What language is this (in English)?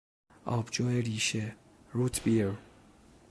Persian